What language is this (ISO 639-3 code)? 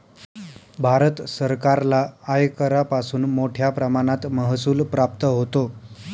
mar